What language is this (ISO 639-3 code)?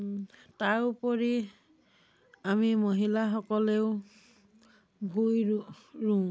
asm